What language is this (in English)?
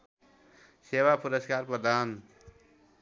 Nepali